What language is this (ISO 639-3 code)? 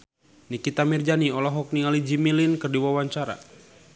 sun